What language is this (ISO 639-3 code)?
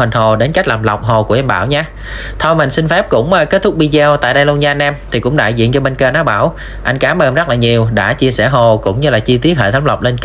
vie